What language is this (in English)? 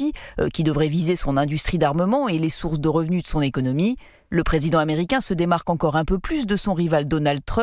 French